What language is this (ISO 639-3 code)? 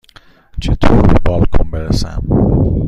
fas